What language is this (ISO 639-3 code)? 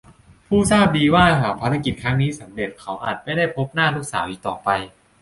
tha